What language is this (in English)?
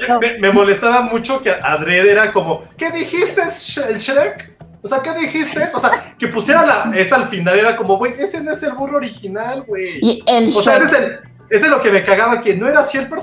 Spanish